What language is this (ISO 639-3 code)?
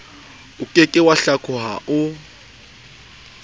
sot